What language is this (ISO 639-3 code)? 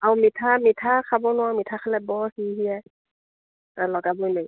asm